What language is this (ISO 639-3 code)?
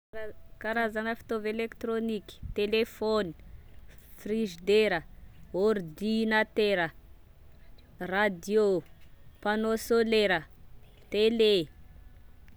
tkg